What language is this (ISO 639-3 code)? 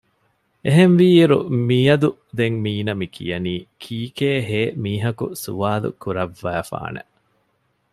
div